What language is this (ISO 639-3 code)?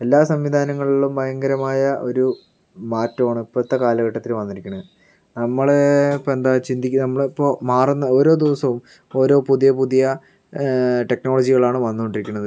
mal